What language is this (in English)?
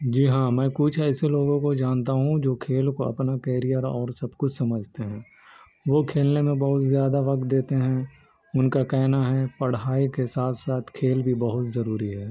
Urdu